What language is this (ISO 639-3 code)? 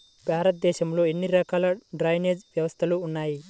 tel